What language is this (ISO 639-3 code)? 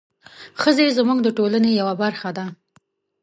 pus